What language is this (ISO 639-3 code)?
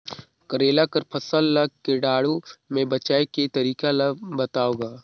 hne